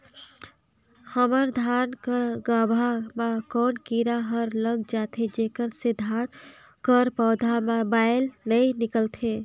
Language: Chhattisgarhi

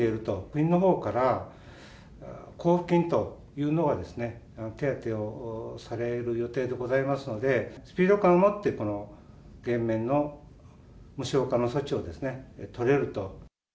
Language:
Japanese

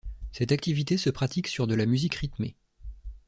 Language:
French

